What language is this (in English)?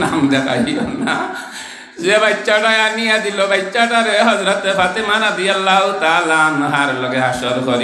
Indonesian